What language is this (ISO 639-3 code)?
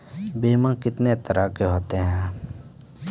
mai